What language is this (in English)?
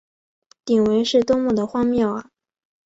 Chinese